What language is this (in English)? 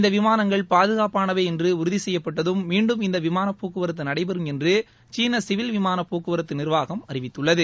Tamil